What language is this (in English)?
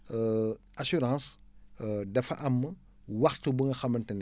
Wolof